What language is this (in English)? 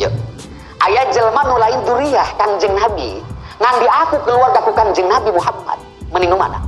Indonesian